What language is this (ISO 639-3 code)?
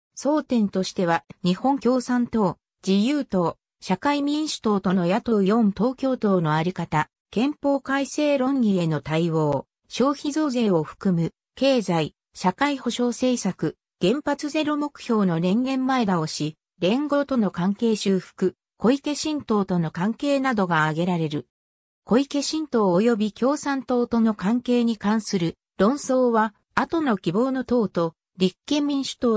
jpn